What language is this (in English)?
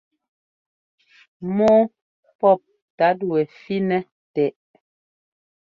Ngomba